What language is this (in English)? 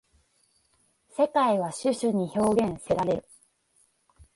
Japanese